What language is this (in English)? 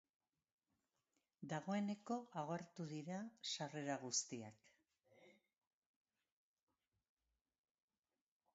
Basque